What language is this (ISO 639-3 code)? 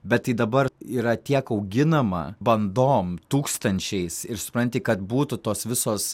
lit